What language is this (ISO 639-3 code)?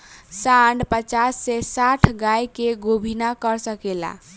bho